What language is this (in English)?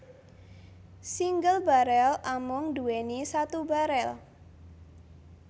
Javanese